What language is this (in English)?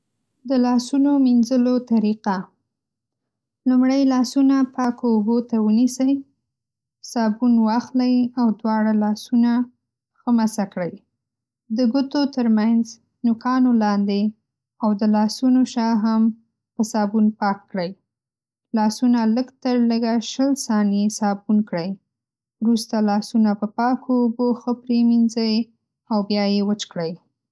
Pashto